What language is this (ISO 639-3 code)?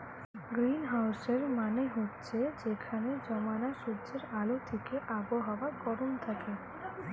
ben